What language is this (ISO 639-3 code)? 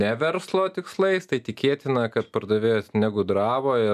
lit